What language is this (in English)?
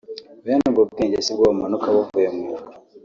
Kinyarwanda